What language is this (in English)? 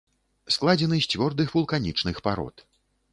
Belarusian